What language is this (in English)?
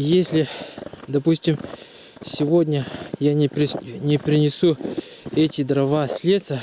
Russian